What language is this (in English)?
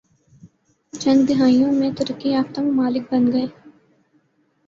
Urdu